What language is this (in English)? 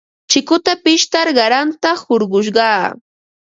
Ambo-Pasco Quechua